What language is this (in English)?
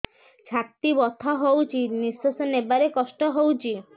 Odia